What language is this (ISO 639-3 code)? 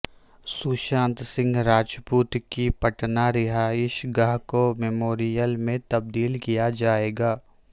urd